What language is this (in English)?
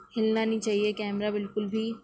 Urdu